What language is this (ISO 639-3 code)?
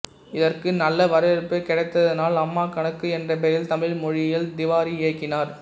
tam